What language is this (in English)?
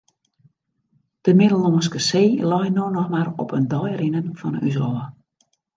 Western Frisian